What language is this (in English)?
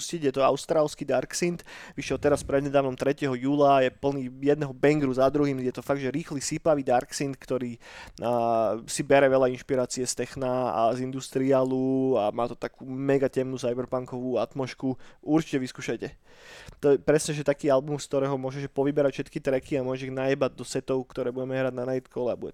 Slovak